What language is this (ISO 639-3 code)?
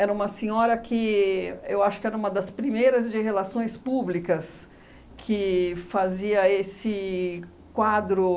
por